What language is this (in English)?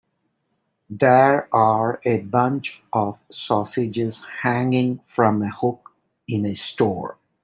English